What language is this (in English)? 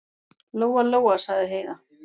Icelandic